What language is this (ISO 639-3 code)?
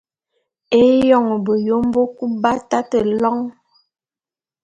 bum